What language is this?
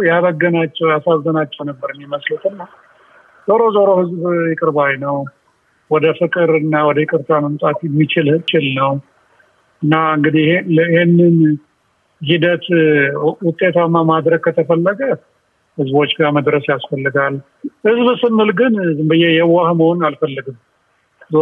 Amharic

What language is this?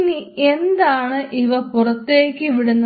Malayalam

